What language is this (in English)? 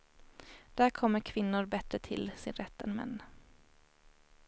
Swedish